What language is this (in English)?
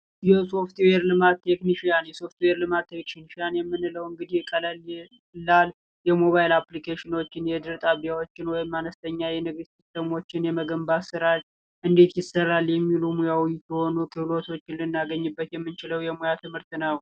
Amharic